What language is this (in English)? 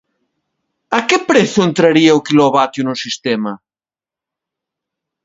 Galician